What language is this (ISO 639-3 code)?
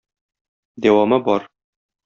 tat